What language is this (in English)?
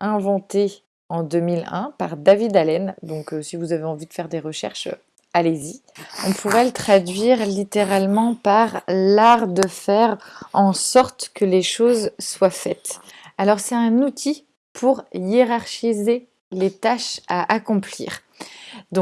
French